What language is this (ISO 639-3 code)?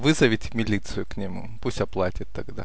rus